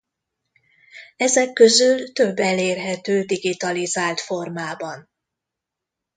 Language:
Hungarian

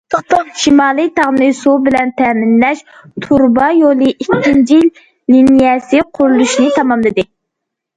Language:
Uyghur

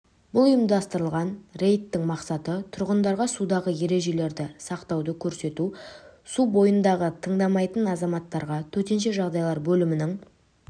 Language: Kazakh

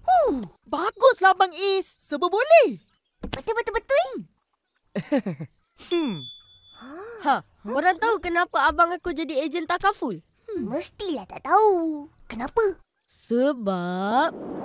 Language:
Malay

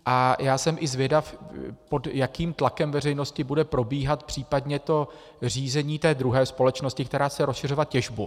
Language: Czech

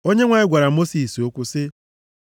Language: Igbo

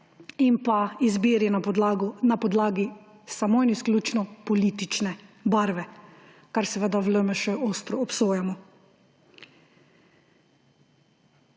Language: Slovenian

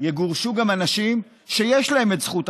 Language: Hebrew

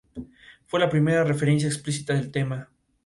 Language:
Spanish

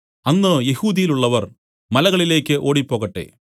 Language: Malayalam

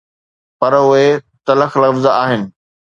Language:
Sindhi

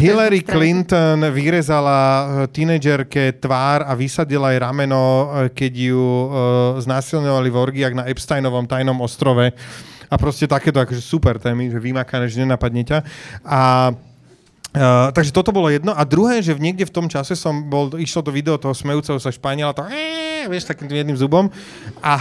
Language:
Slovak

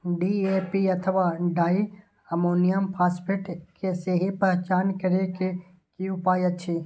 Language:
Maithili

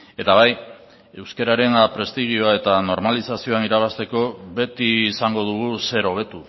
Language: Basque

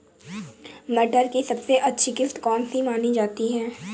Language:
Hindi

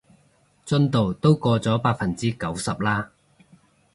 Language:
Cantonese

